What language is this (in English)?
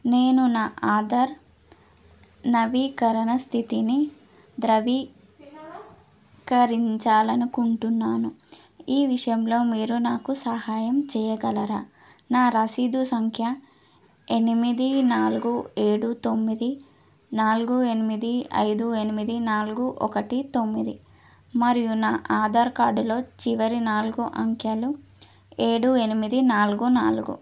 Telugu